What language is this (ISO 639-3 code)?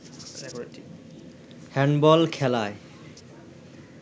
ben